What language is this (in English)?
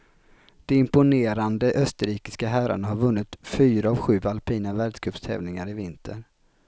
Swedish